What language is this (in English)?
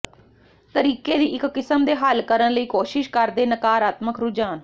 Punjabi